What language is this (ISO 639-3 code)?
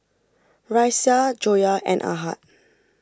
eng